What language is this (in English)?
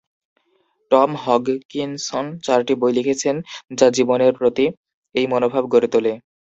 Bangla